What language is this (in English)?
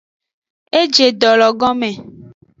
Aja (Benin)